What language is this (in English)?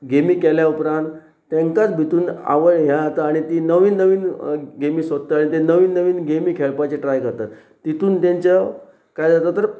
Konkani